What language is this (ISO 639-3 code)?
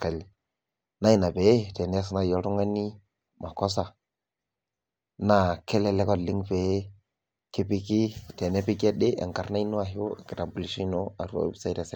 mas